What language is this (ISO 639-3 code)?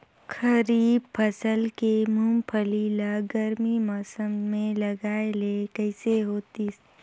hne